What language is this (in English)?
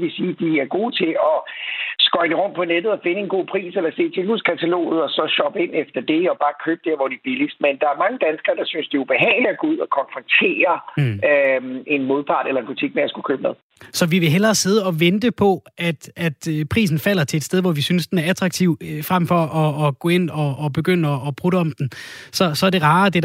Danish